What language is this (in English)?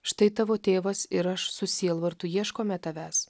Lithuanian